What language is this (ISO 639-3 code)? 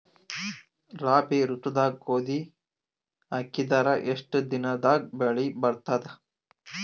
kan